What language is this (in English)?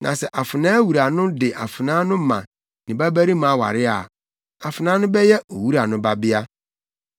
Akan